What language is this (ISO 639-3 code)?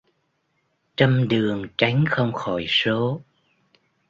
vie